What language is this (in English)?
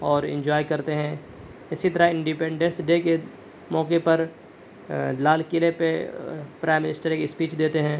Urdu